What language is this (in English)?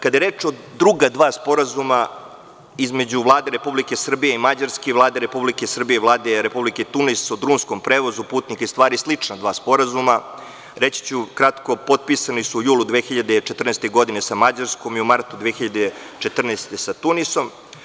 Serbian